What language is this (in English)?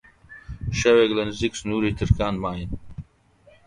Central Kurdish